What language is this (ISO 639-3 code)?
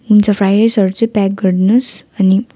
nep